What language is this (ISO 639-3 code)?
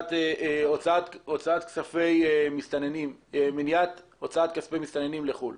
heb